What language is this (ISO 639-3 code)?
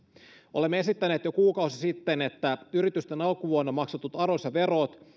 fin